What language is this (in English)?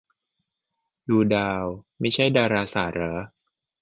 Thai